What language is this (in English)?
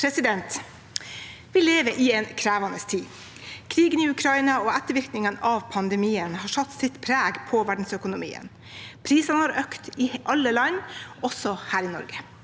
Norwegian